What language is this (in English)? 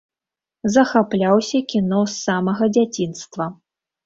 Belarusian